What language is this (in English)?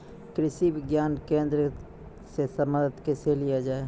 Maithili